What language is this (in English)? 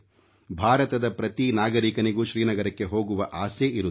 Kannada